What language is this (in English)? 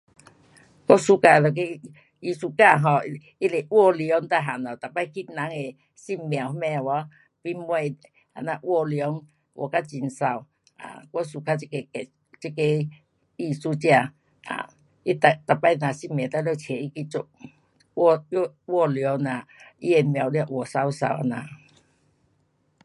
Pu-Xian Chinese